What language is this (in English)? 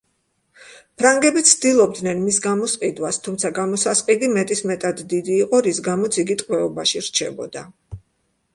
Georgian